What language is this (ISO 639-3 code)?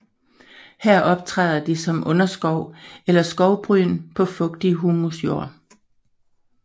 dan